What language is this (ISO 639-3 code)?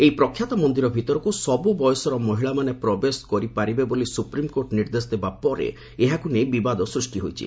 ori